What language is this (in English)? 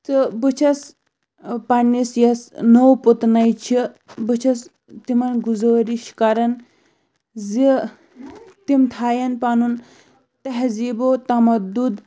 Kashmiri